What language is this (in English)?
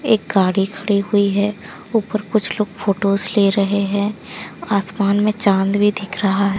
Hindi